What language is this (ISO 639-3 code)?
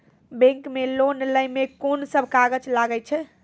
mai